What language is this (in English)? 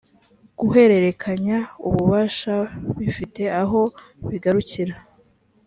Kinyarwanda